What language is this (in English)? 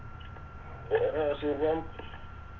Malayalam